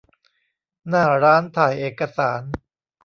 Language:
Thai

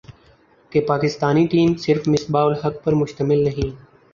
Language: Urdu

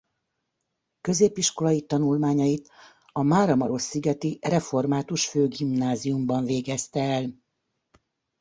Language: Hungarian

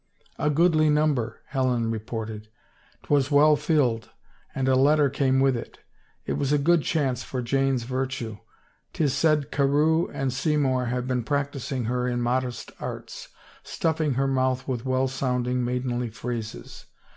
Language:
English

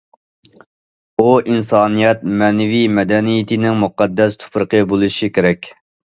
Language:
Uyghur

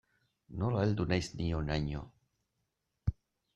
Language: Basque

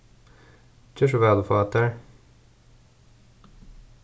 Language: Faroese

